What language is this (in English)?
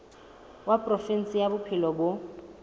Southern Sotho